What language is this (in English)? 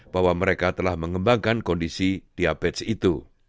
Indonesian